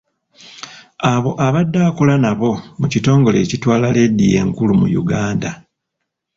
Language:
Ganda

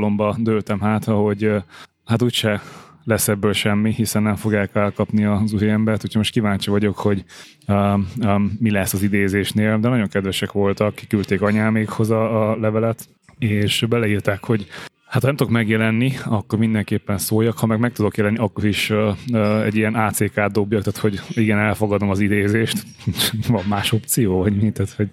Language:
Hungarian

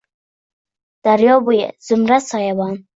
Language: Uzbek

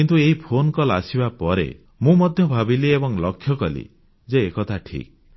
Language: Odia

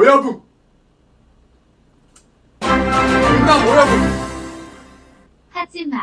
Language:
Korean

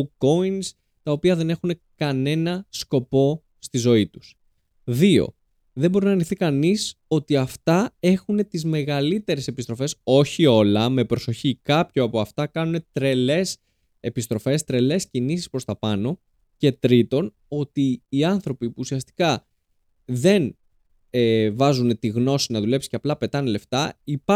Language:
Greek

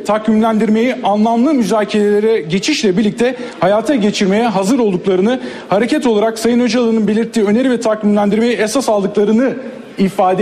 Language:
Turkish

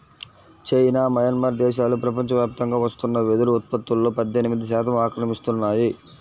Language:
Telugu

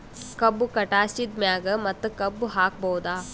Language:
Kannada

